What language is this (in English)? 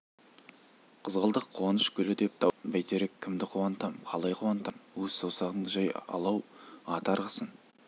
Kazakh